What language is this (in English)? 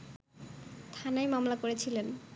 Bangla